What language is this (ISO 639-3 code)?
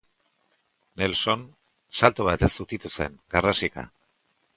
eus